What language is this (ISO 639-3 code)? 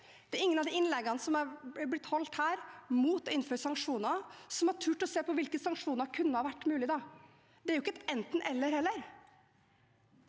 nor